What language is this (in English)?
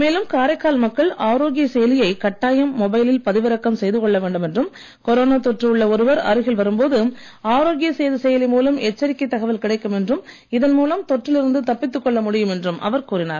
Tamil